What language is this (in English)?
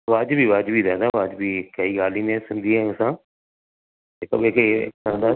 Sindhi